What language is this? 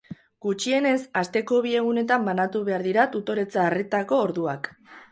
Basque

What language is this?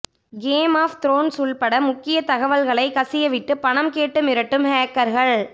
Tamil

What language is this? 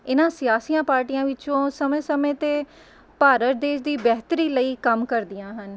Punjabi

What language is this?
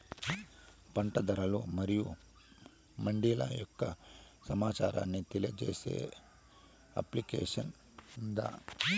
Telugu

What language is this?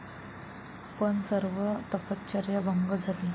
Marathi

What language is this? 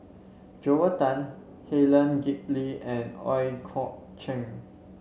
English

